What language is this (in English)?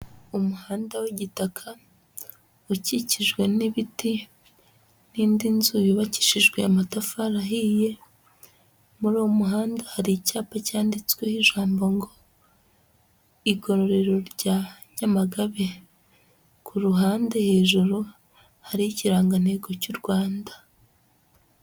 Kinyarwanda